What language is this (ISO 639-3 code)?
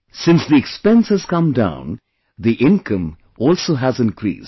eng